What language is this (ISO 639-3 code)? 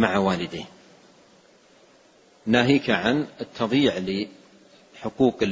ara